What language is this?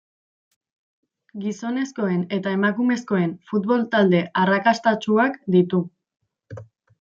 Basque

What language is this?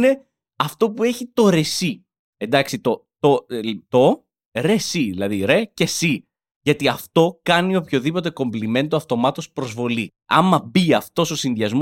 Greek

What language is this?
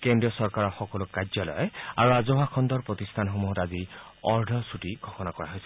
Assamese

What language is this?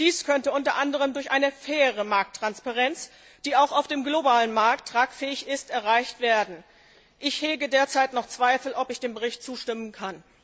German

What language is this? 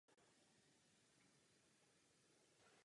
Czech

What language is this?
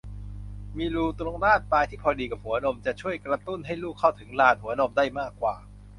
Thai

